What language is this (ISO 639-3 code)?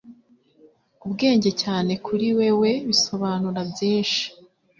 kin